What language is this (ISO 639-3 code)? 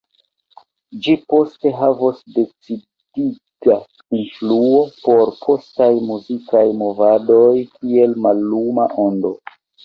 epo